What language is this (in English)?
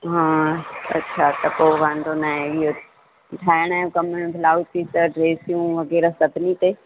Sindhi